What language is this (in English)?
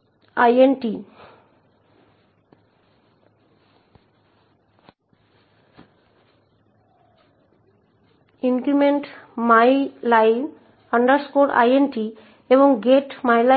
Bangla